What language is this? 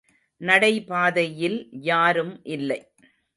Tamil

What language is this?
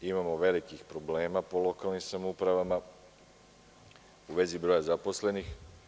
Serbian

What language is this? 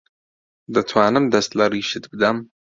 Central Kurdish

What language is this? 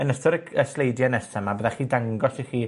Welsh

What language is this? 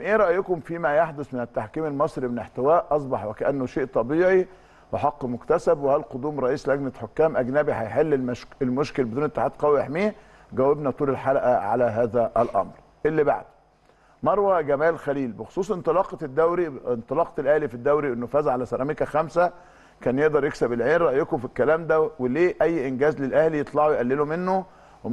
Arabic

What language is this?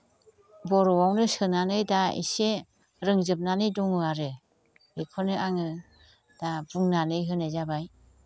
Bodo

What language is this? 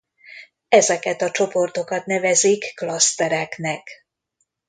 Hungarian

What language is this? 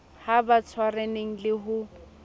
Southern Sotho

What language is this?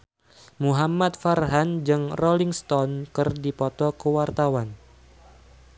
Sundanese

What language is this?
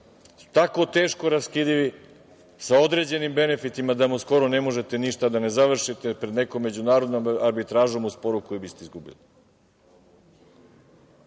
Serbian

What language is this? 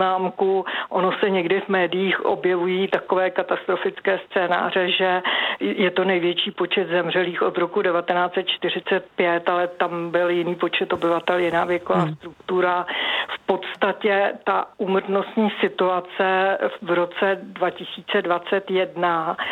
Czech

